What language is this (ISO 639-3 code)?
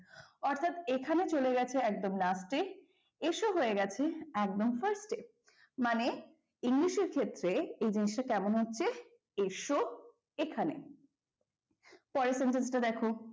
ben